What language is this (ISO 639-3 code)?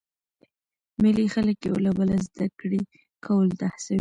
pus